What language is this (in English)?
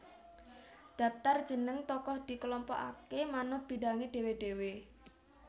Javanese